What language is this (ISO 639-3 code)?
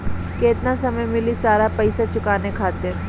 bho